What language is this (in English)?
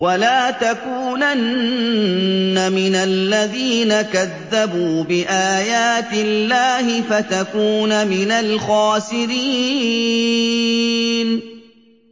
Arabic